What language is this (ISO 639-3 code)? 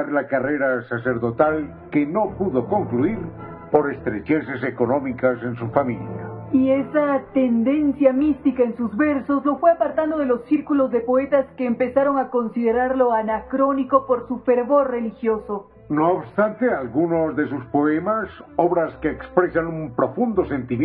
spa